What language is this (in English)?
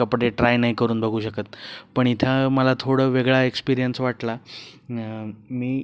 Marathi